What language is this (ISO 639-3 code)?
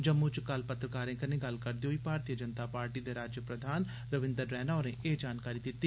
doi